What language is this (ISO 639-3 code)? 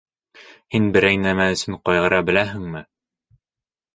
bak